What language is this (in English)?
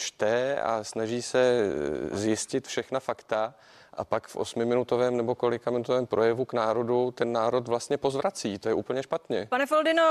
Czech